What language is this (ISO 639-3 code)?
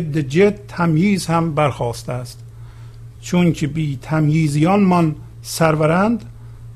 fas